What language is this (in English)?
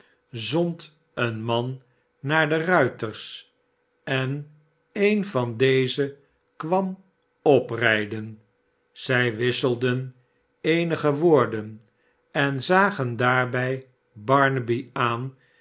Dutch